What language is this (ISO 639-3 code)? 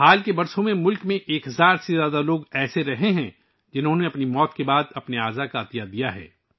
urd